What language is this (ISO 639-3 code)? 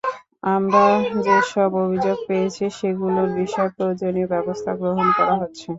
ben